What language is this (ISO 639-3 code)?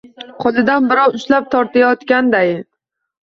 uzb